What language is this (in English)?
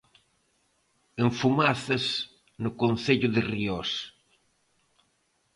Galician